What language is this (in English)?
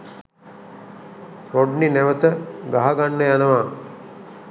Sinhala